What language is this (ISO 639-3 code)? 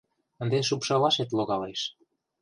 chm